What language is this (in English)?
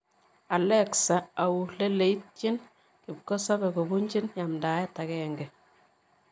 Kalenjin